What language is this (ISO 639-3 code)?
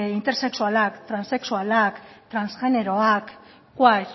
eus